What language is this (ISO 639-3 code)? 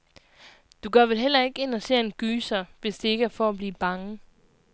dan